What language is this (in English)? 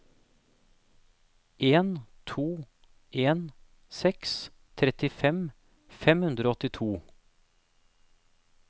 Norwegian